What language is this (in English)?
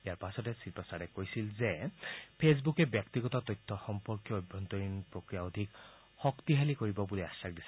Assamese